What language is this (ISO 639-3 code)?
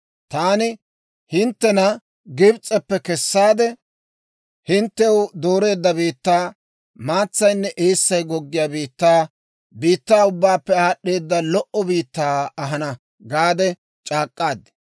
dwr